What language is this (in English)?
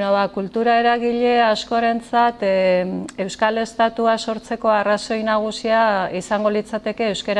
Portuguese